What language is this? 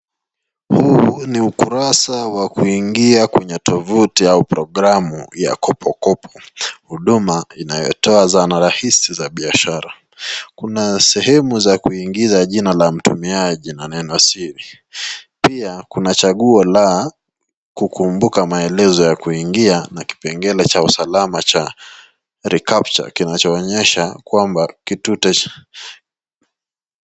Swahili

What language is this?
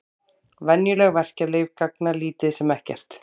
Icelandic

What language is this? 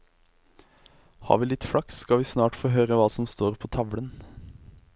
Norwegian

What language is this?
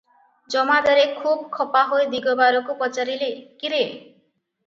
Odia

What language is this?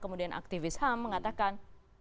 Indonesian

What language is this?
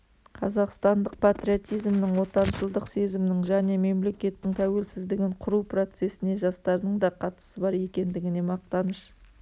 Kazakh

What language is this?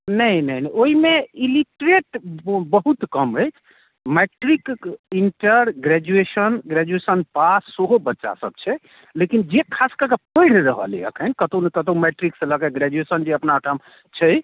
Maithili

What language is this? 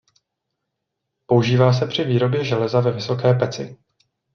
Czech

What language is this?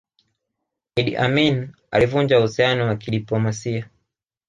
Swahili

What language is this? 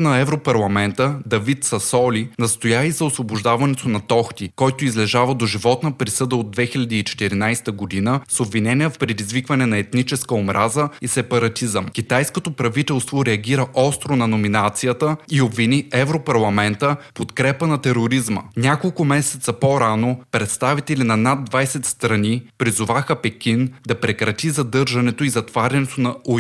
Bulgarian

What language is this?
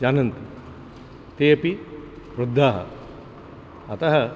Sanskrit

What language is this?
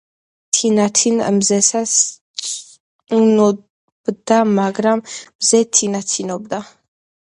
Georgian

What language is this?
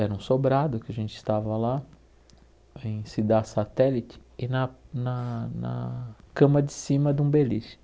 Portuguese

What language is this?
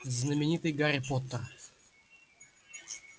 Russian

